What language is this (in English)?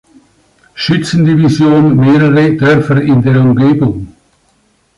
German